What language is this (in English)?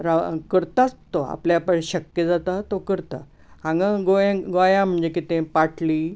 Konkani